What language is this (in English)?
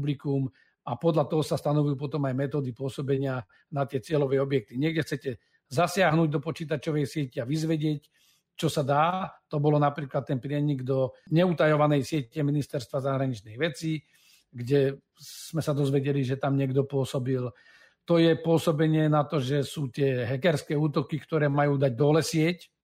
Slovak